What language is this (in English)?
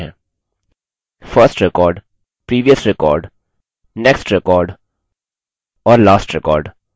Hindi